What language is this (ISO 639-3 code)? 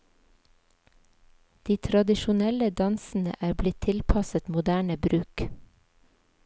nor